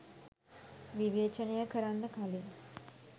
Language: Sinhala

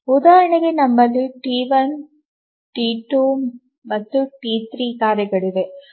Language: Kannada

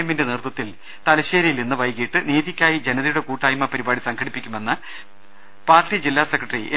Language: Malayalam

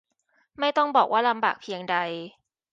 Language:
Thai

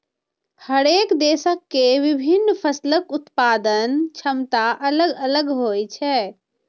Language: Maithili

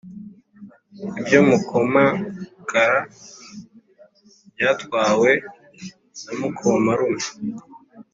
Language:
Kinyarwanda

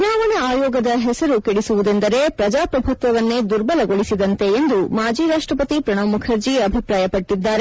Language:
Kannada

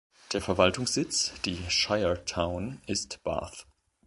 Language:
German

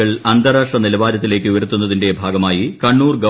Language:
Malayalam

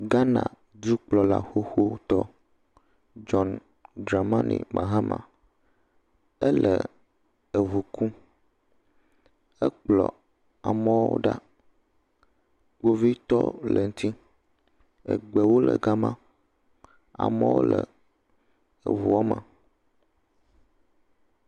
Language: Ewe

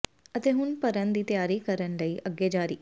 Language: Punjabi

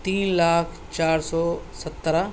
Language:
Urdu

